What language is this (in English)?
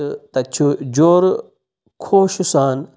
Kashmiri